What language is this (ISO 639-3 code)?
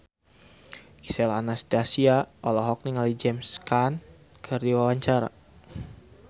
sun